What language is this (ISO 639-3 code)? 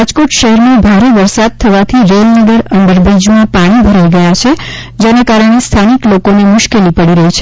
guj